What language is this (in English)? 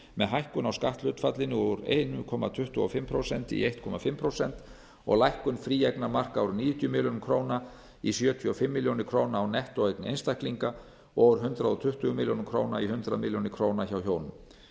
Icelandic